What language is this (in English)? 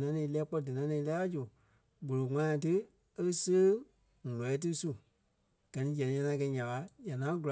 Kpelle